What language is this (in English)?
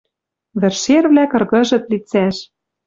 Western Mari